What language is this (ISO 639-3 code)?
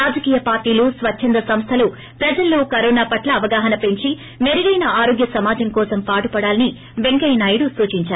tel